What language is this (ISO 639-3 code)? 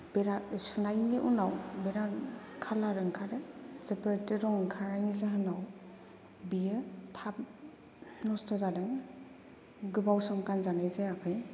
brx